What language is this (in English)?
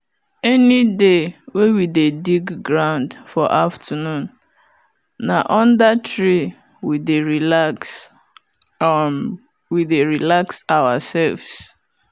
Nigerian Pidgin